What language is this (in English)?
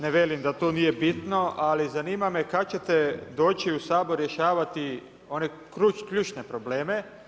Croatian